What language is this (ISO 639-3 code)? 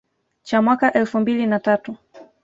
swa